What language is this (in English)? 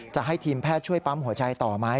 Thai